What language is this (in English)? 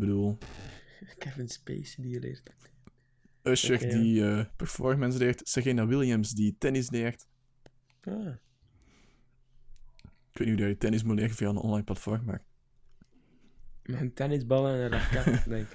Dutch